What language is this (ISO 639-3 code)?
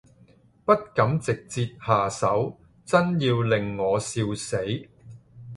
yue